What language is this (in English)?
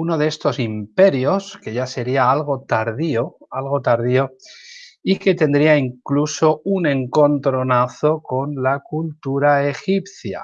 Spanish